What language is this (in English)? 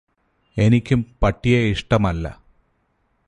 Malayalam